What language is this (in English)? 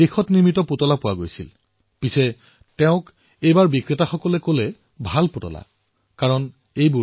Assamese